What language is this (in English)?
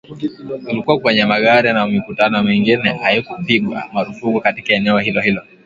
Swahili